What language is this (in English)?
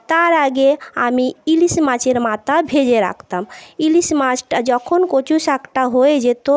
Bangla